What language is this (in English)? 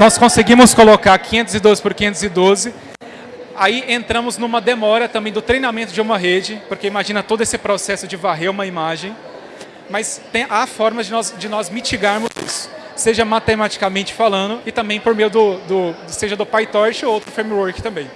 Portuguese